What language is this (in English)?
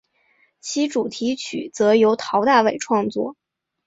Chinese